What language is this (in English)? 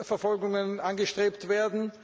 German